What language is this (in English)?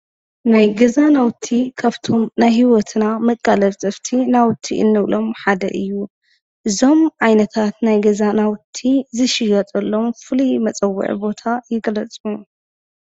Tigrinya